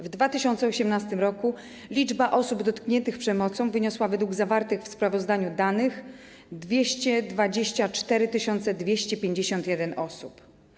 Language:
Polish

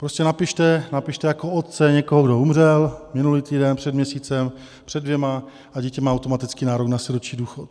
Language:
Czech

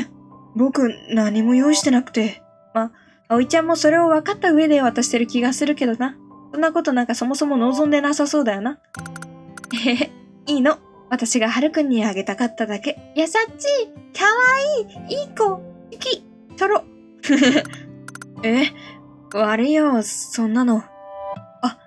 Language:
Japanese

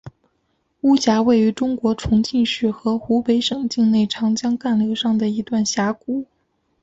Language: Chinese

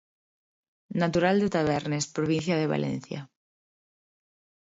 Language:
Galician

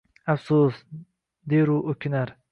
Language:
Uzbek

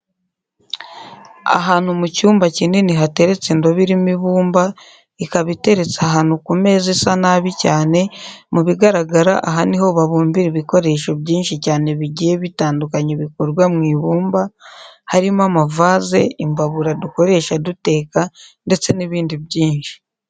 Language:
Kinyarwanda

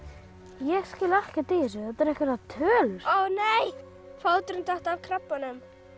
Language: Icelandic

